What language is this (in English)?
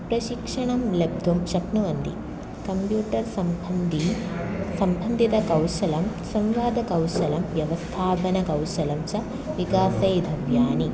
Sanskrit